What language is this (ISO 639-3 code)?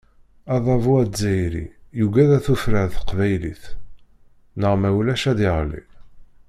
kab